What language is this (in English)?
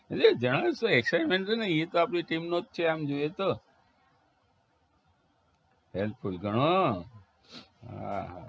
Gujarati